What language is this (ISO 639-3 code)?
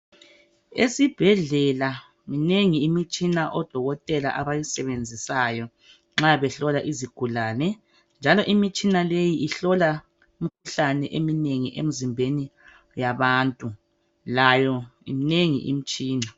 nde